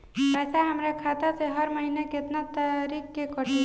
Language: Bhojpuri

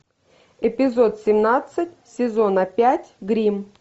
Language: Russian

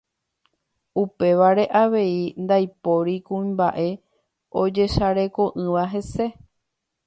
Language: Guarani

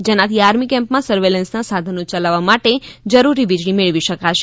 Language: Gujarati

